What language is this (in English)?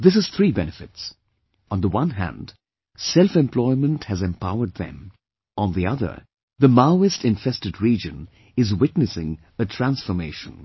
English